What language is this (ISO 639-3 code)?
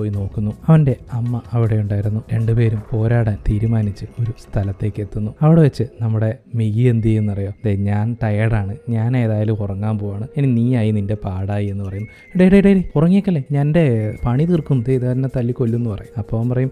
mal